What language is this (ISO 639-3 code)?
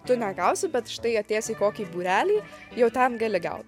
lit